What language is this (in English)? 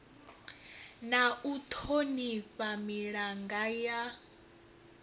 Venda